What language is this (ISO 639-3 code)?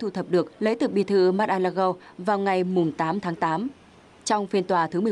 vie